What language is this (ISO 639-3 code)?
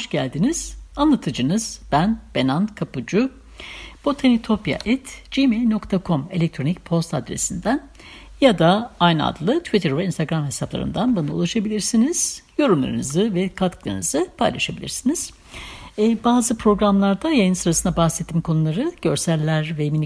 tur